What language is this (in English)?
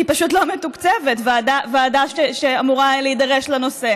Hebrew